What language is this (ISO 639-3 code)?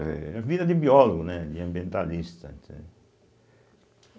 por